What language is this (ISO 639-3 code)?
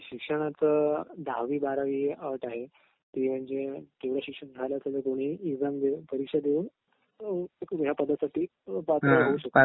mar